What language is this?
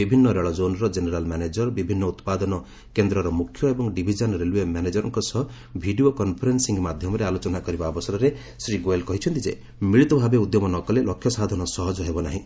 Odia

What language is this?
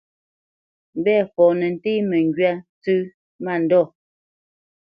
Bamenyam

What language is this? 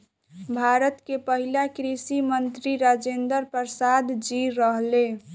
Bhojpuri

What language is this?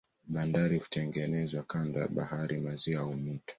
Swahili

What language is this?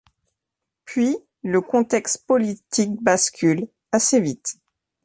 French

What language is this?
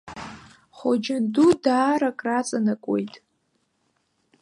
Abkhazian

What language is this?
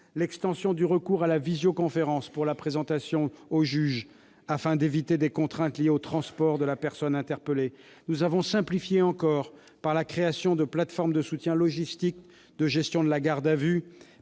French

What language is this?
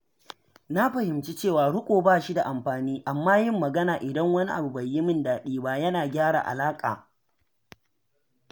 Hausa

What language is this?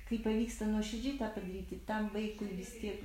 Lithuanian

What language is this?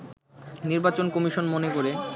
Bangla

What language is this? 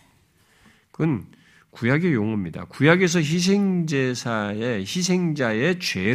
Korean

